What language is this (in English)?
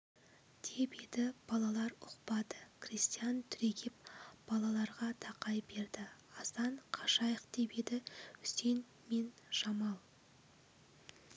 Kazakh